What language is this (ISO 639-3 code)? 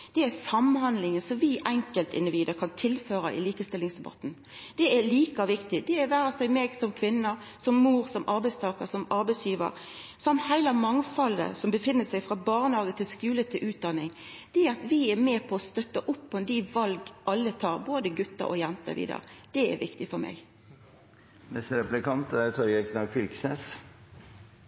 nno